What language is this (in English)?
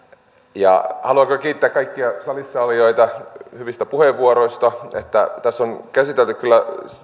Finnish